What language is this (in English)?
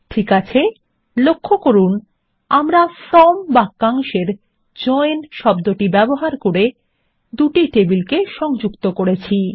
Bangla